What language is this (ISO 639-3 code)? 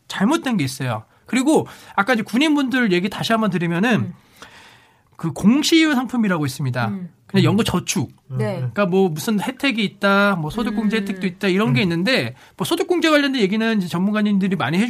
kor